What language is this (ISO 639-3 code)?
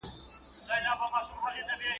pus